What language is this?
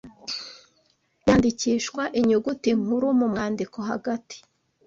Kinyarwanda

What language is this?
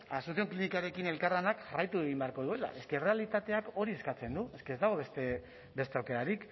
Basque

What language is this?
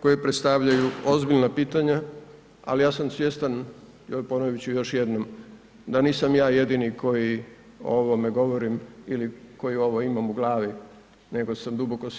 Croatian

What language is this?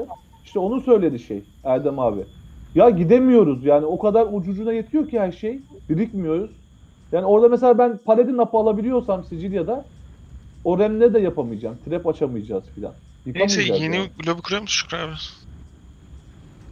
Turkish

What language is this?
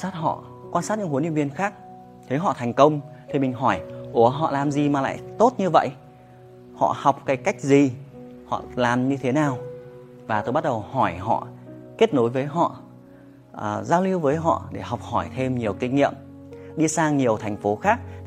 Vietnamese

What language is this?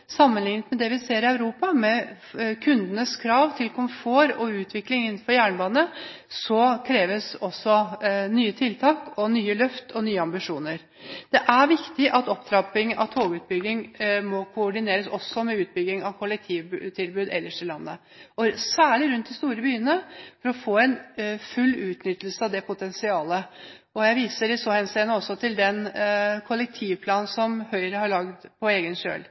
Norwegian Bokmål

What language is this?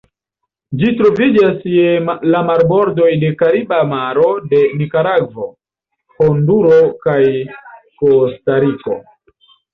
Esperanto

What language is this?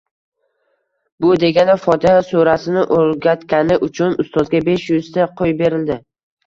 Uzbek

